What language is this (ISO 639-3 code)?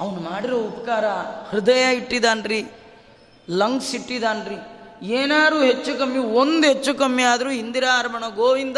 kan